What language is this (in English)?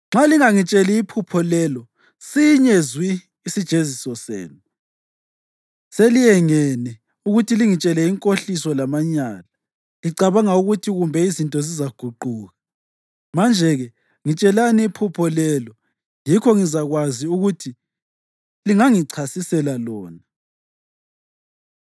North Ndebele